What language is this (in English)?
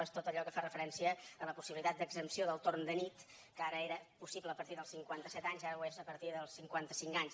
Catalan